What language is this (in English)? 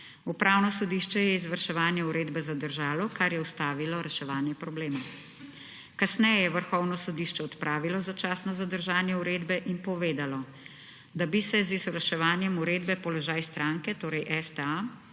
Slovenian